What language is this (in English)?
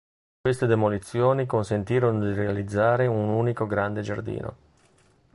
Italian